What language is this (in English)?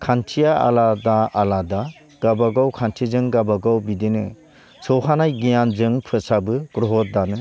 Bodo